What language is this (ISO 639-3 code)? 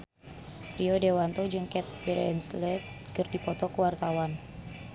sun